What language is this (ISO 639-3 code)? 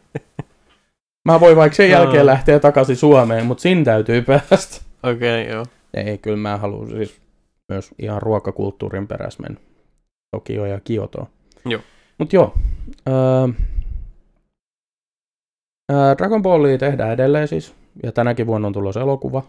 fin